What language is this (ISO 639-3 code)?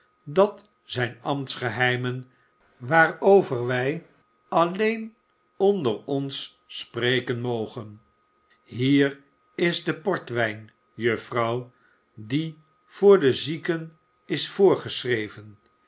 nld